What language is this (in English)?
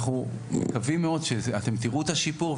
Hebrew